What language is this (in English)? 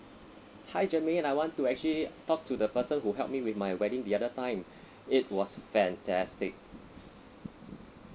English